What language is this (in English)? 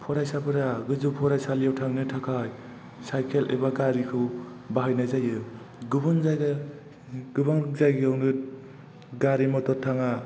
Bodo